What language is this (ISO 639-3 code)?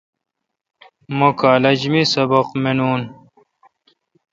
xka